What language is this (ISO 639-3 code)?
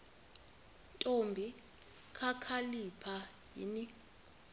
xho